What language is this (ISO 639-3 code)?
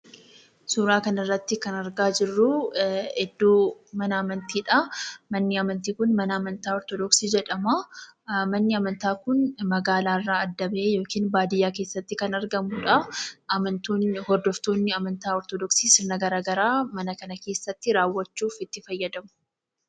orm